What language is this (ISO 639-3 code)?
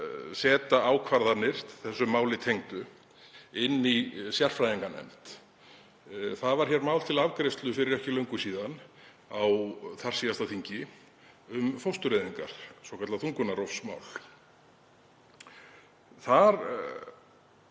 isl